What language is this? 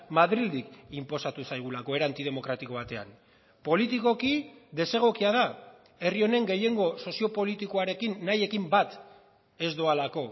Basque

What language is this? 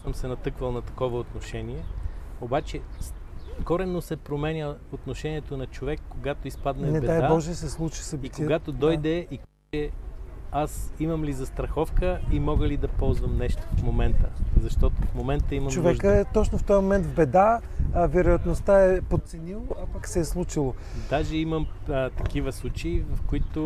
Bulgarian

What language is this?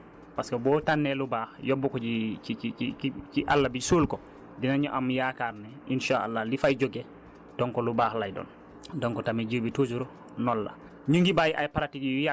Wolof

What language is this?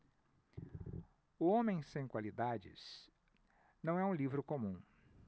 Portuguese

